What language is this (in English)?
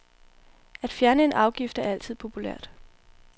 Danish